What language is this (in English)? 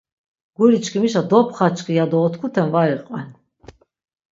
Laz